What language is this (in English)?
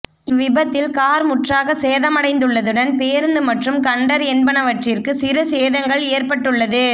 Tamil